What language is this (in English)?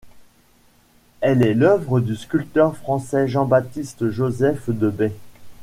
French